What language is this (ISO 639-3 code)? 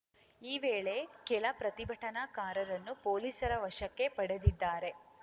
kan